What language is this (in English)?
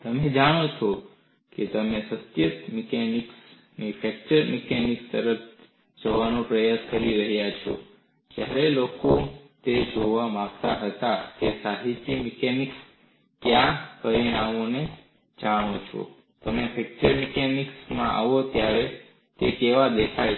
Gujarati